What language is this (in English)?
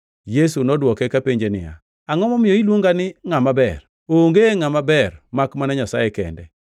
Luo (Kenya and Tanzania)